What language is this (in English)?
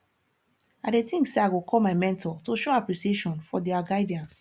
Nigerian Pidgin